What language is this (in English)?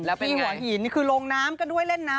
Thai